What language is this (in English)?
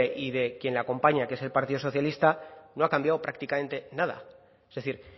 Spanish